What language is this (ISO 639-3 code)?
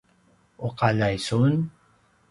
pwn